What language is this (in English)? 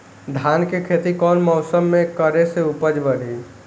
Bhojpuri